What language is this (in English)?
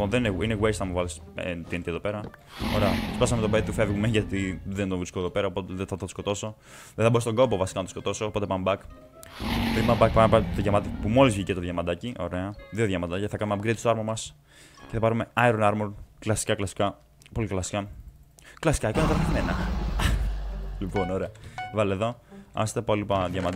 Greek